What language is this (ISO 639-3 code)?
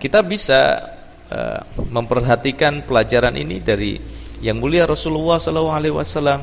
ind